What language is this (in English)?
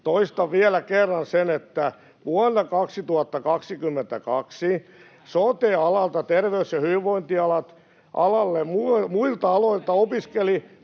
Finnish